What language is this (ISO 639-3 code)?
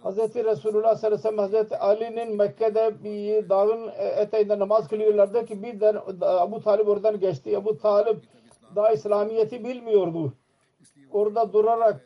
tur